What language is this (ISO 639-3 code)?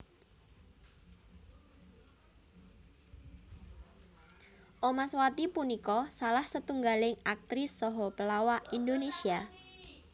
jav